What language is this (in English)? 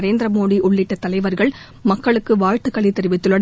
Tamil